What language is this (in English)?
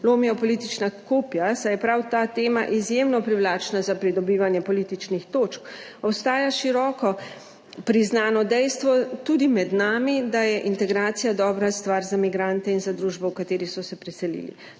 Slovenian